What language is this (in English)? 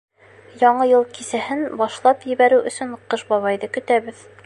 Bashkir